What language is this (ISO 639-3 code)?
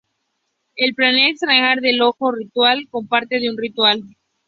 spa